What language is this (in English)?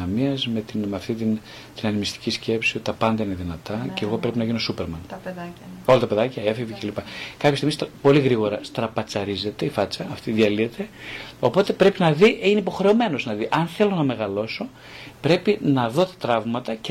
Greek